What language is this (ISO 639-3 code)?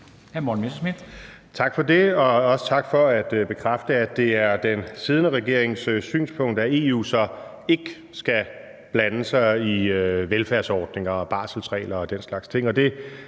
dan